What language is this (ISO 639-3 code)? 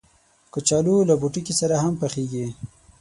pus